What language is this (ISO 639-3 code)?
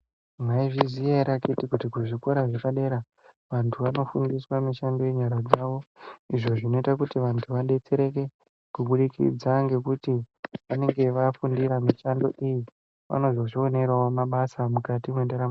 ndc